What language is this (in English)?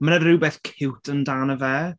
Welsh